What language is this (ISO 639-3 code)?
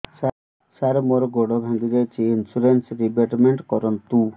ori